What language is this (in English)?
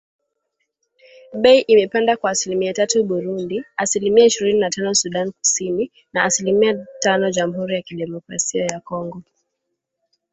Swahili